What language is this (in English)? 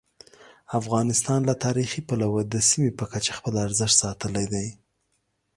Pashto